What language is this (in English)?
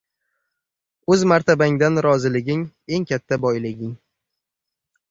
Uzbek